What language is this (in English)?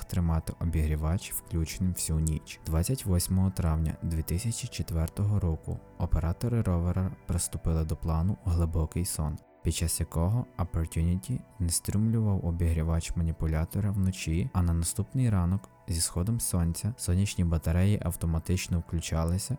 Ukrainian